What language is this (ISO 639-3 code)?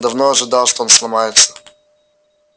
rus